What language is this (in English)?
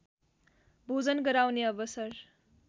Nepali